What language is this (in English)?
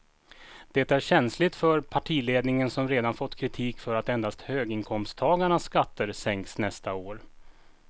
Swedish